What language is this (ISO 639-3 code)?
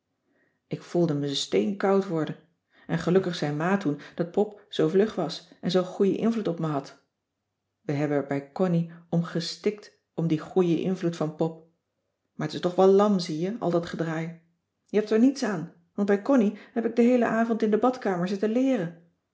nld